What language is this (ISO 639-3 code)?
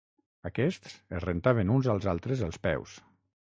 cat